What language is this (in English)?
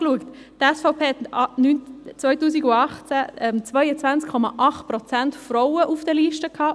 Swiss German